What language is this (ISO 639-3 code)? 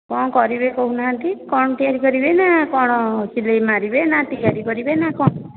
ori